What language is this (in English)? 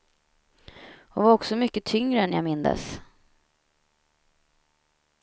Swedish